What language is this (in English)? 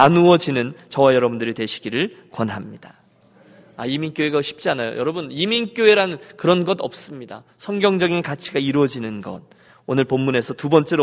Korean